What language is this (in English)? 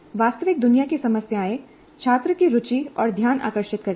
Hindi